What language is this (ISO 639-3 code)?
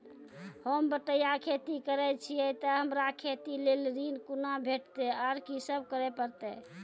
mai